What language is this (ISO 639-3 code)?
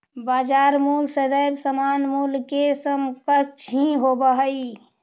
mag